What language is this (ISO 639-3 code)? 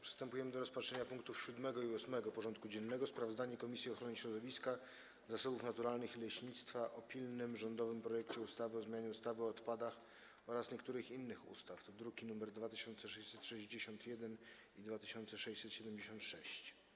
pol